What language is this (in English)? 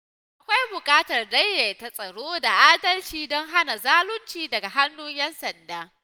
Hausa